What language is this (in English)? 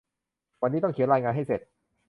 Thai